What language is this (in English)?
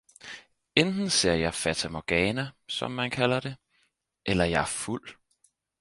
Danish